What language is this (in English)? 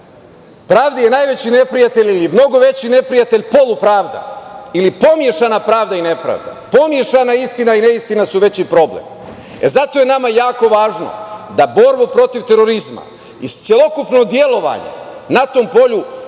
Serbian